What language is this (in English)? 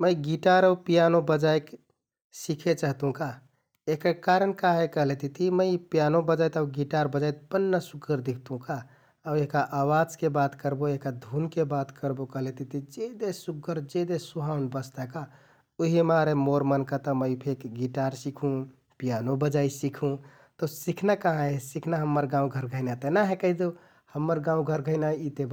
Kathoriya Tharu